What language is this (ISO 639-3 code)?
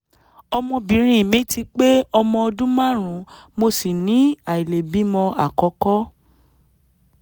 yor